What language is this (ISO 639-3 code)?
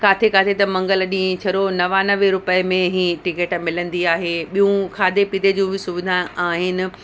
snd